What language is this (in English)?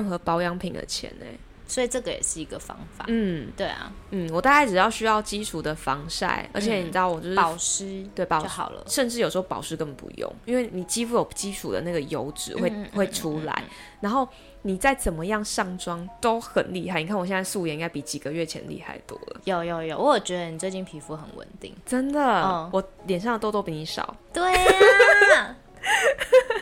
Chinese